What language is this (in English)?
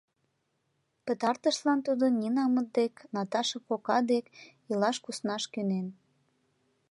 Mari